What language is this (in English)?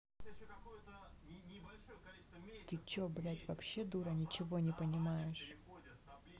Russian